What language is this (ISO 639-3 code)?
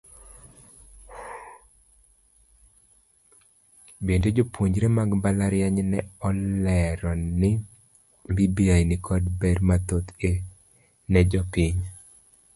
luo